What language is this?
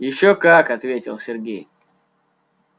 Russian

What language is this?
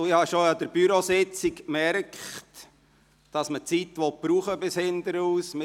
Swiss German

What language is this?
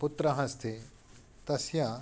Sanskrit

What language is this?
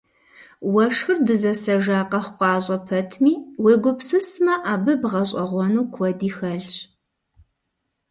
Kabardian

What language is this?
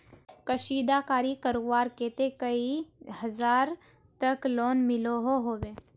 Magahi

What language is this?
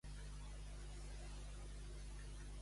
Catalan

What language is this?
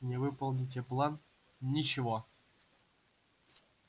Russian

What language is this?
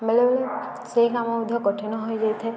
Odia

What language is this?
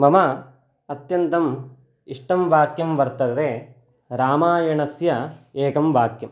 Sanskrit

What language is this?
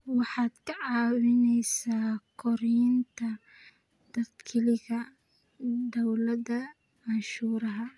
Somali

